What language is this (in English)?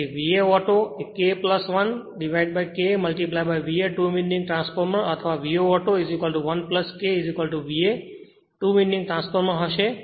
Gujarati